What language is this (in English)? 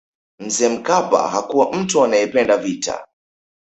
Swahili